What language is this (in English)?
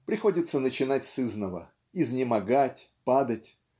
Russian